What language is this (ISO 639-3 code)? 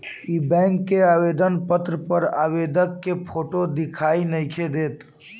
bho